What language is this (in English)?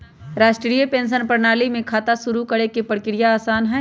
Magahi